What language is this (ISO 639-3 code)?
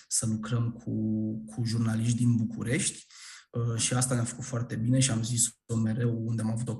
ron